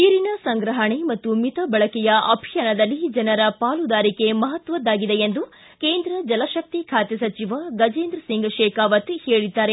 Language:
Kannada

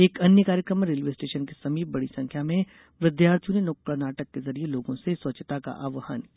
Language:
Hindi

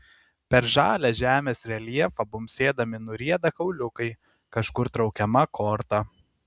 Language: Lithuanian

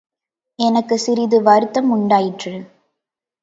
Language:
Tamil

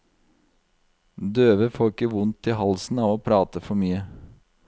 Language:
Norwegian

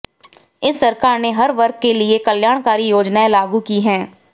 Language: Hindi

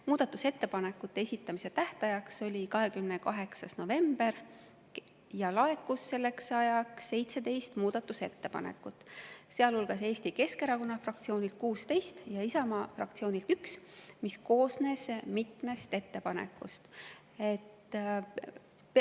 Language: Estonian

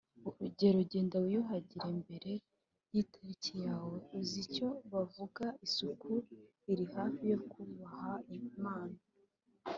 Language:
Kinyarwanda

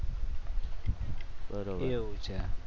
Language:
Gujarati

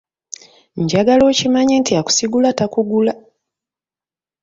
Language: Ganda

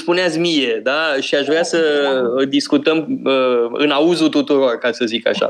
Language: Romanian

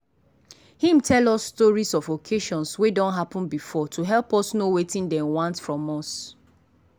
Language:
Nigerian Pidgin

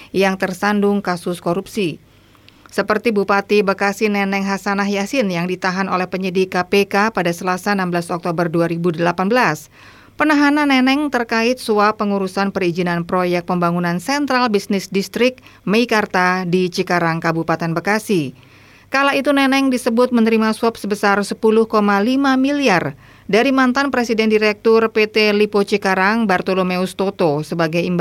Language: Indonesian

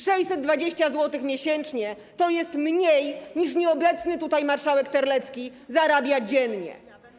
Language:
Polish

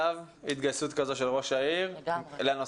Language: Hebrew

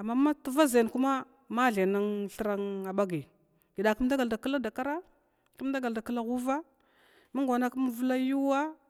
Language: Glavda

